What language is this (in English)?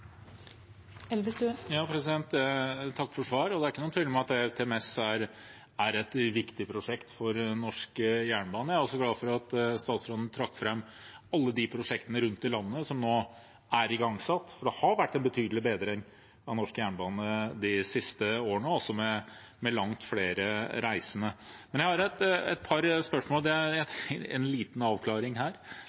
Norwegian Bokmål